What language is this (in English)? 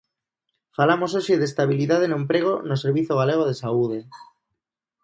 Galician